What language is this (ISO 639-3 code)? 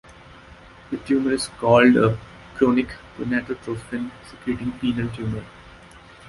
eng